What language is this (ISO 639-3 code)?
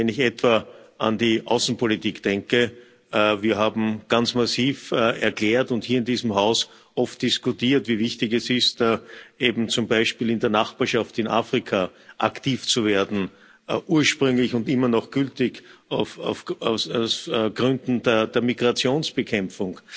deu